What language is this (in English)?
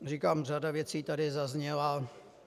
Czech